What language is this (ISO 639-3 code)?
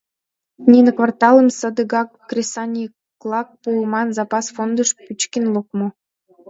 chm